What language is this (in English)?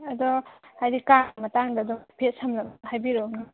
Manipuri